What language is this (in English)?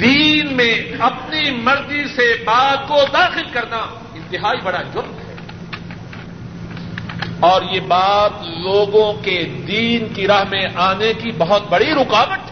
Urdu